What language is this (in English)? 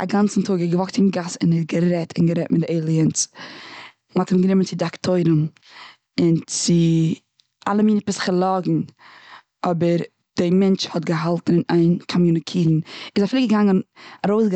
Yiddish